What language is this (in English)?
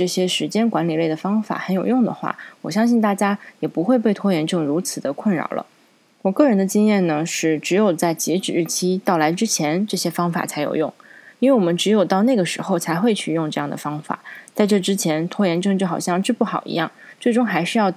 Chinese